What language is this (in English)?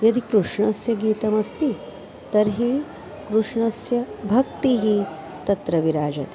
Sanskrit